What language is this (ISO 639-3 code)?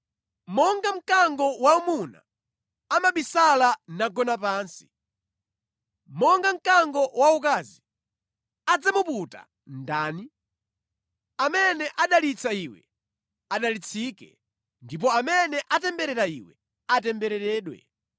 nya